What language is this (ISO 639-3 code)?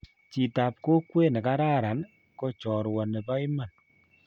kln